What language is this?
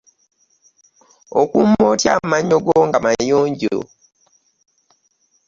Ganda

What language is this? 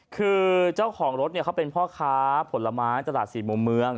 Thai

